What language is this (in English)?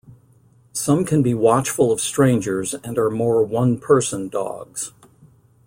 English